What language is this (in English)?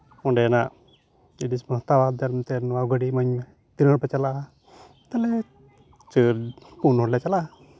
Santali